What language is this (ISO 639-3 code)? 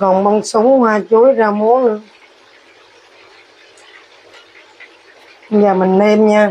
vie